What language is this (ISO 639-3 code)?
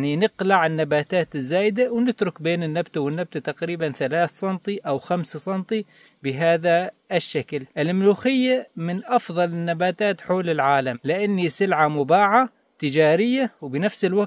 ara